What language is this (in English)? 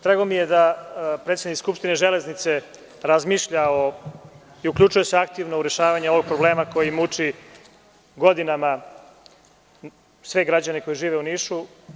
Serbian